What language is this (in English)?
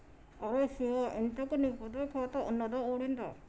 Telugu